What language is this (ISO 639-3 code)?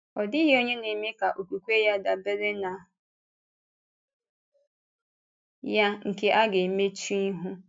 ibo